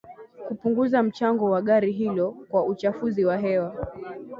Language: Swahili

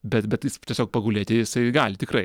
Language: Lithuanian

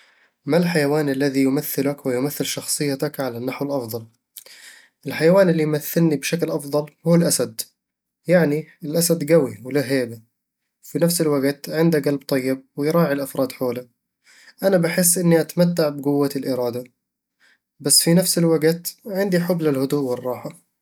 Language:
Eastern Egyptian Bedawi Arabic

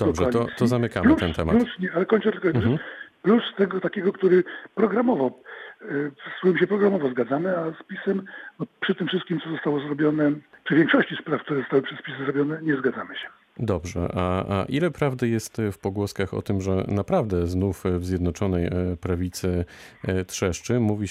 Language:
Polish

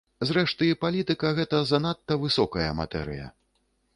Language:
Belarusian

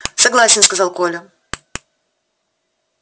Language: Russian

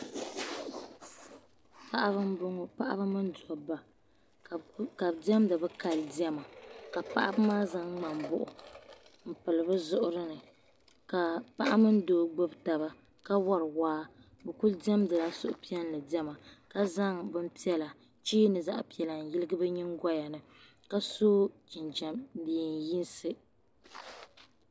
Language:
Dagbani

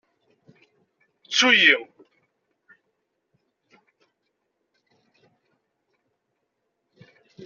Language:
Kabyle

